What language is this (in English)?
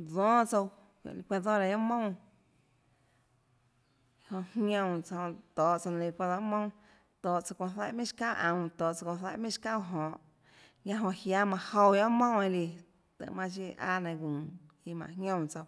Tlacoatzintepec Chinantec